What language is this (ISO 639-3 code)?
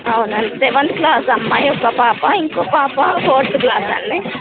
tel